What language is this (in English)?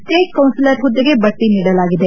Kannada